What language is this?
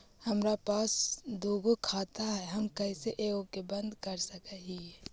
Magahi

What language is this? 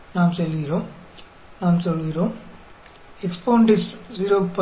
Tamil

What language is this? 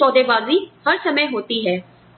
Hindi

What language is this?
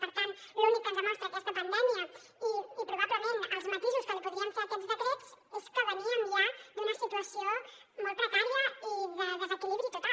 Catalan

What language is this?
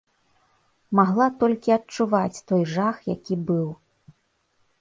Belarusian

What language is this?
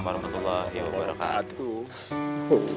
Indonesian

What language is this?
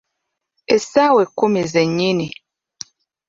Ganda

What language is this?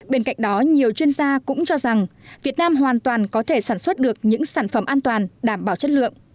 Vietnamese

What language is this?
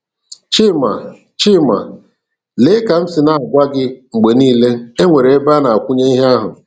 Igbo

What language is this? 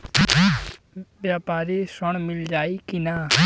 Bhojpuri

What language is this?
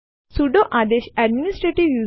Gujarati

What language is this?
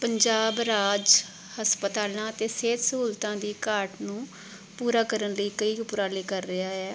Punjabi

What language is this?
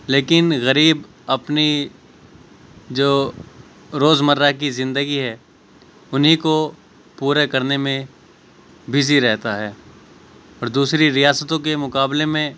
Urdu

